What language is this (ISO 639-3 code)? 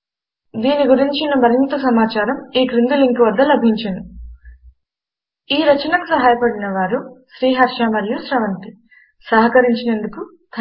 tel